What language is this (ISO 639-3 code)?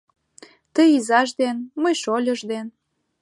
chm